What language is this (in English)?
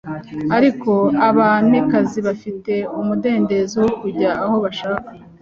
Kinyarwanda